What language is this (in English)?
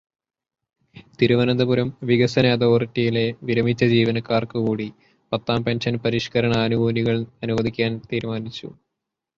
Malayalam